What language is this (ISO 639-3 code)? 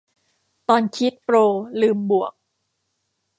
tha